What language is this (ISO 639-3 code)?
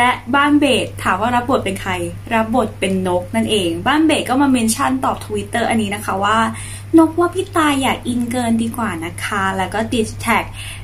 tha